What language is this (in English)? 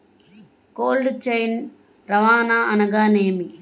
Telugu